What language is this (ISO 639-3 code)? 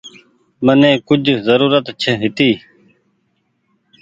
gig